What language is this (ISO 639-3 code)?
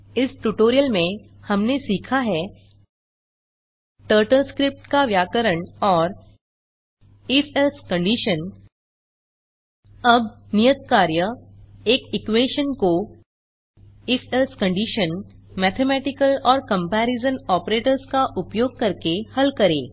hin